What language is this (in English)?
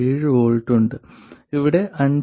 Malayalam